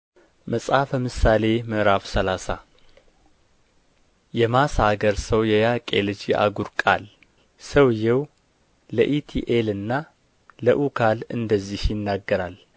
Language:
Amharic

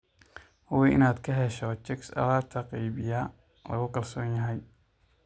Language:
Somali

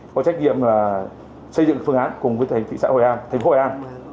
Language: Vietnamese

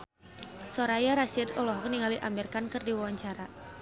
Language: Sundanese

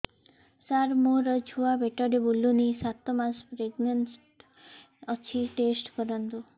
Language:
Odia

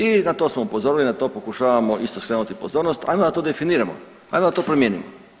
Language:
Croatian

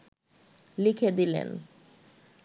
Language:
Bangla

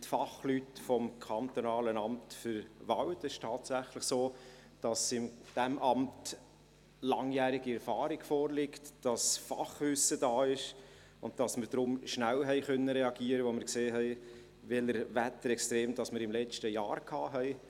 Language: Swiss German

